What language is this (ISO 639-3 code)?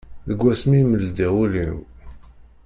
kab